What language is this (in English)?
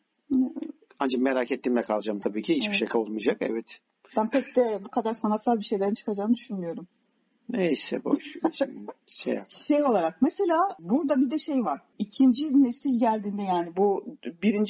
Turkish